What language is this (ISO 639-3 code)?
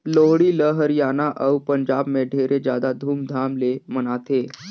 hne